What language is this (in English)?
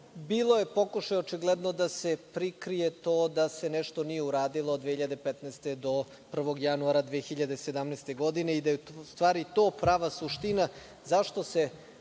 Serbian